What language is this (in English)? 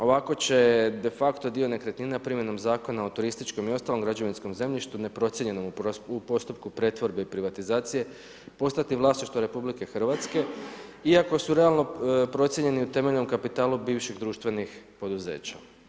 Croatian